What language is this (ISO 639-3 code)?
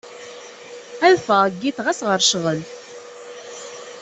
kab